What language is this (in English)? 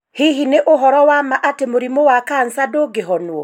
Kikuyu